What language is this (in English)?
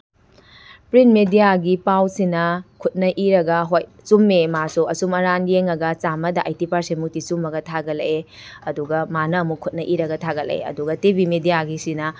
Manipuri